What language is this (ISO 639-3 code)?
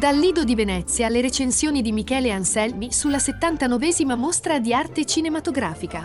ita